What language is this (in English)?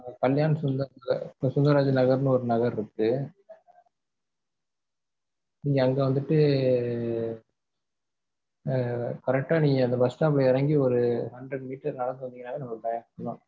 Tamil